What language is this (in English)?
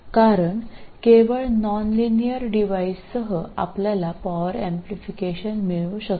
Marathi